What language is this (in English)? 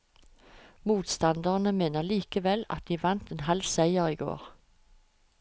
Norwegian